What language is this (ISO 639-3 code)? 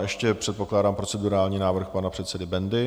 ces